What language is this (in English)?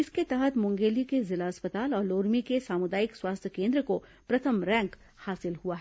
Hindi